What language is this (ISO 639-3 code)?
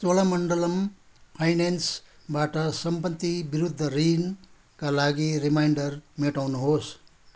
nep